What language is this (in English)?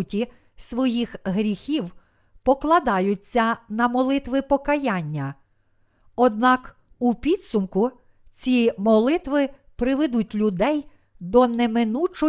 Ukrainian